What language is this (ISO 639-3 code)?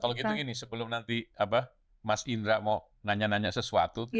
ind